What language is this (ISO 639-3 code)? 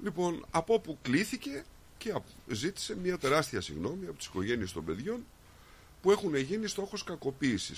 ell